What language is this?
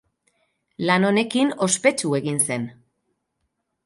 Basque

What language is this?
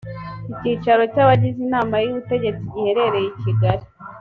Kinyarwanda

